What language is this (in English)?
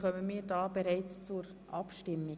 Swiss German